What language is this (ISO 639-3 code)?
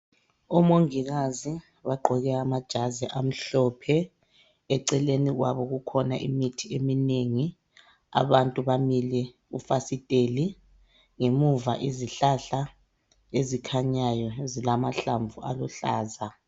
nde